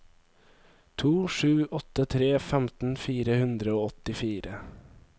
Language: Norwegian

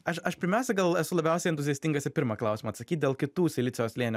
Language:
Lithuanian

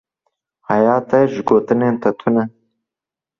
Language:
Kurdish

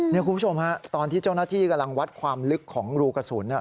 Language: Thai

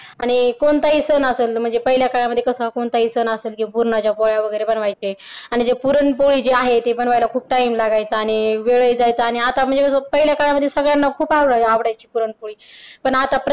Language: Marathi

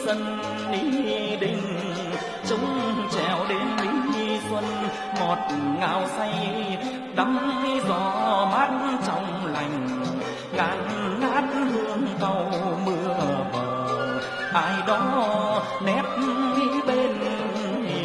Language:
Vietnamese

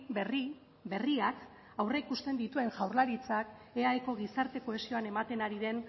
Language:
Basque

